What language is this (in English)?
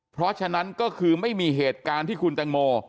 Thai